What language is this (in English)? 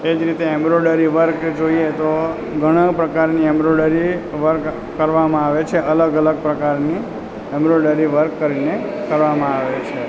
Gujarati